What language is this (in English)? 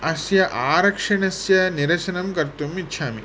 Sanskrit